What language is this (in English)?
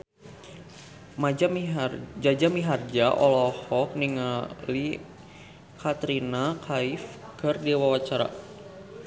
Sundanese